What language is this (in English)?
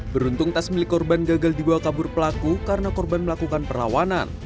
Indonesian